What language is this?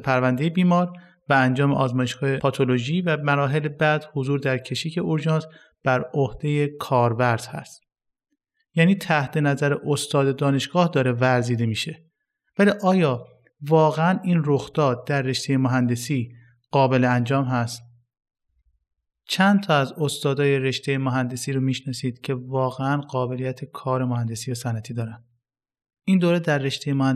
Persian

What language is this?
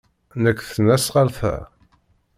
Kabyle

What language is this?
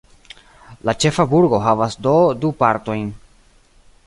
Esperanto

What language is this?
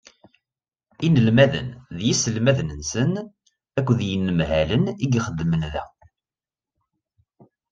Kabyle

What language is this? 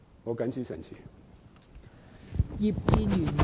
Cantonese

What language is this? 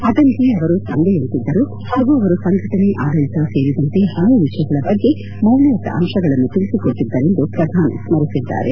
Kannada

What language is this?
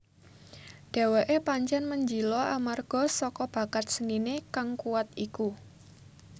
Javanese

